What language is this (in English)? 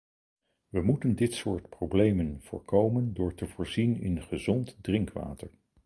Dutch